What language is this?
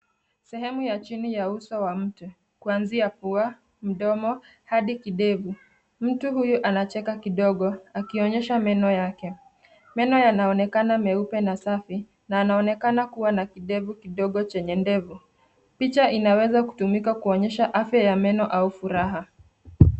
Swahili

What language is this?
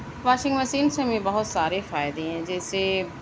Urdu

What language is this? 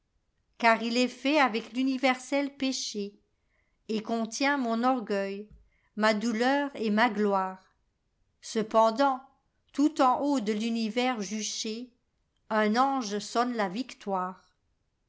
French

